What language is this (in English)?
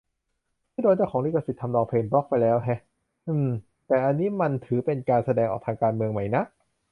Thai